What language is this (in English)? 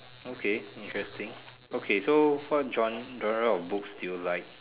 English